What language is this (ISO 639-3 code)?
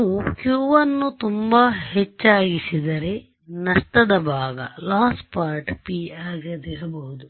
kan